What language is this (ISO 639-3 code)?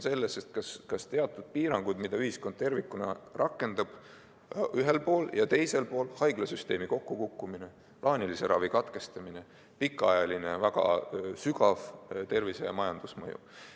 est